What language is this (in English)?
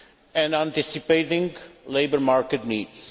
English